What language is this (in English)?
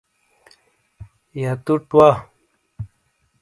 Shina